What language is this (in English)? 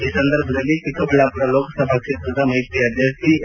Kannada